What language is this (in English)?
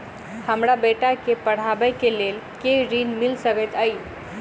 Maithili